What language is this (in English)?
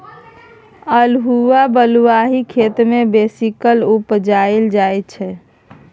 Maithili